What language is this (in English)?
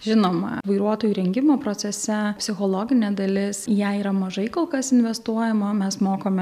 Lithuanian